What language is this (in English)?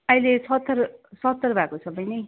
Nepali